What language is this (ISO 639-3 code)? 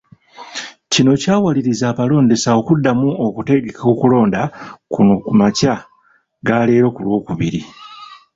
lug